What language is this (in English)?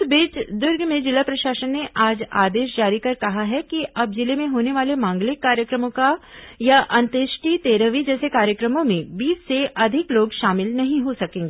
Hindi